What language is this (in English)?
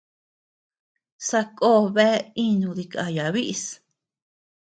Tepeuxila Cuicatec